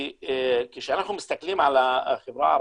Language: Hebrew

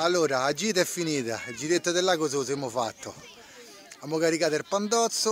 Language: Italian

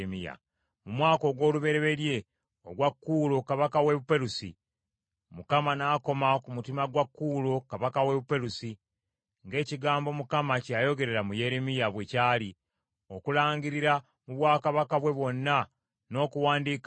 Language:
Ganda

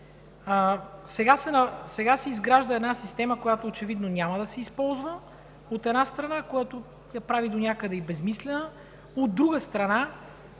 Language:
Bulgarian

